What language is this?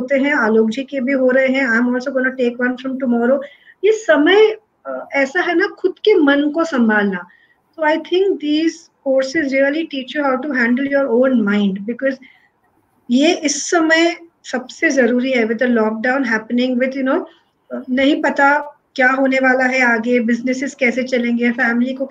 Hindi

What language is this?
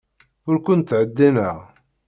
Kabyle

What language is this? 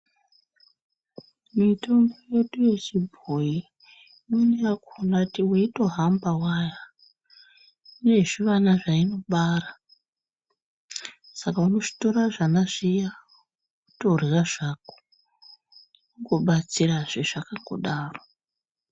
Ndau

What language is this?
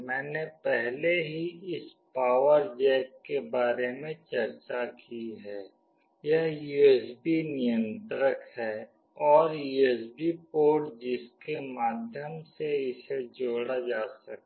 Hindi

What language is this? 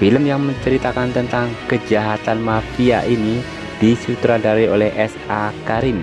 Indonesian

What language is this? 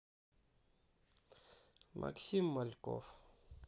Russian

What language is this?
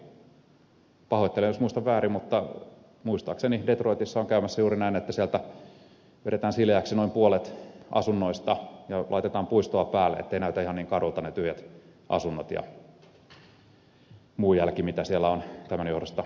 Finnish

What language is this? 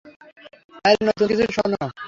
Bangla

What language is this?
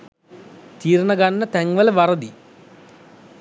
Sinhala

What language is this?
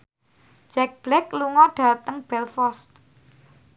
Javanese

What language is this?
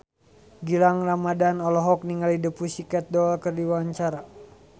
Sundanese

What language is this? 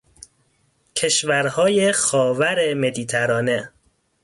Persian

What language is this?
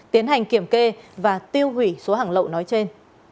Vietnamese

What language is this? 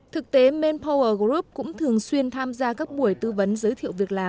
Vietnamese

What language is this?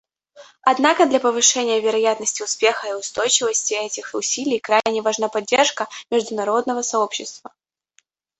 Russian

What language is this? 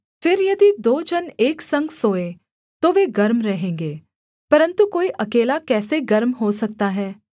Hindi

